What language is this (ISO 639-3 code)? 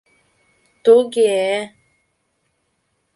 chm